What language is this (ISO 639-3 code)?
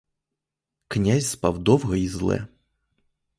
ukr